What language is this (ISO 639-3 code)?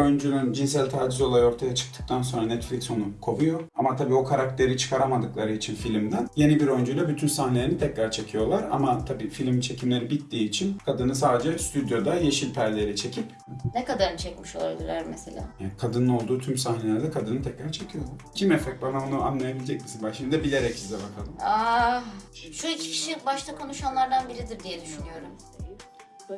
tur